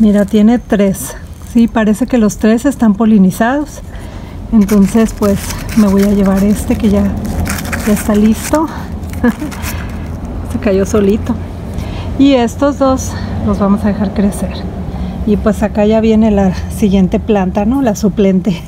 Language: Spanish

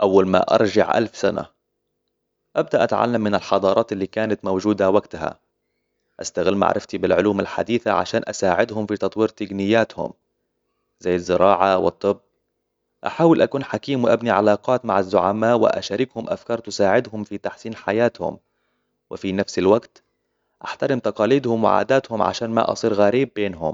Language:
Hijazi Arabic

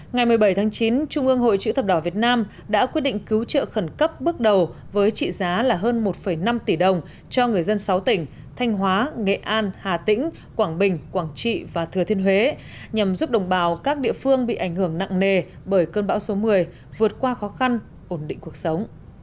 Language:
Vietnamese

